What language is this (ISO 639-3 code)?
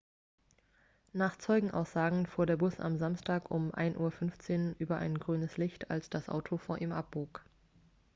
deu